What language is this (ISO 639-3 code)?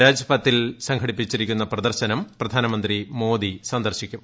mal